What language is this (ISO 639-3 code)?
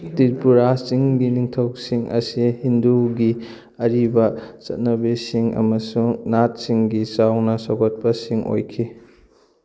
mni